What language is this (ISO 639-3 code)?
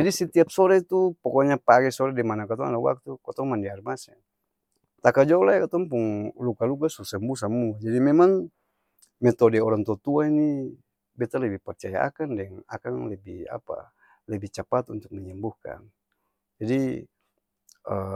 abs